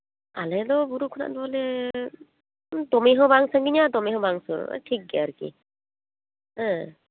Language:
Santali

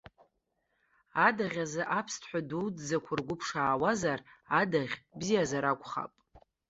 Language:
Abkhazian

